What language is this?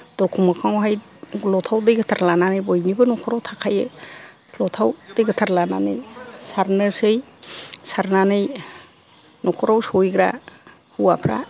Bodo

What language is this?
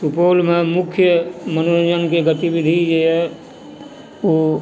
Maithili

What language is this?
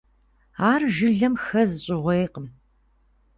Kabardian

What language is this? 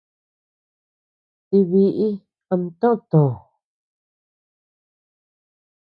Tepeuxila Cuicatec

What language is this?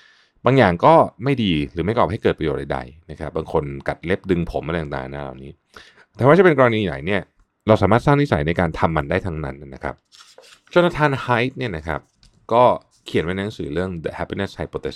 Thai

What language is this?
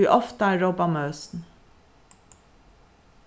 Faroese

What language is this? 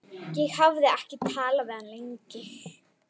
Icelandic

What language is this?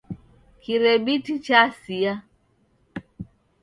Taita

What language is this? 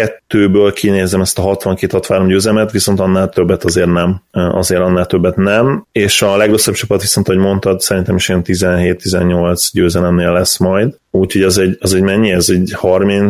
Hungarian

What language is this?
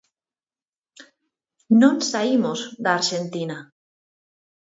Galician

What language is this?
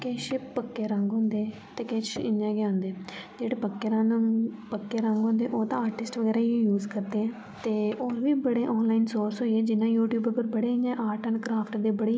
Dogri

